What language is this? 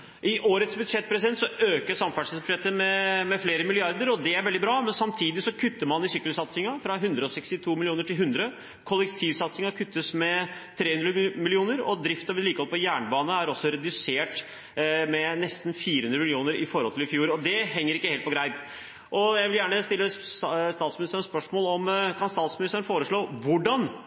Norwegian Bokmål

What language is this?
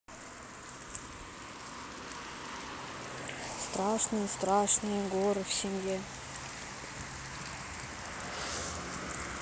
Russian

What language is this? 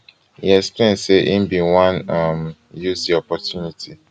Nigerian Pidgin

